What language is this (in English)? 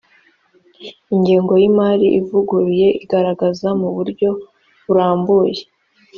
Kinyarwanda